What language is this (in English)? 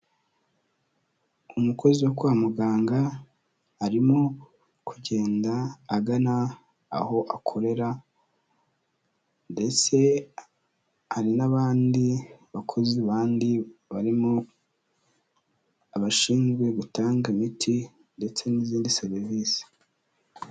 Kinyarwanda